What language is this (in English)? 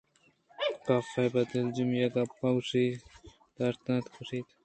Eastern Balochi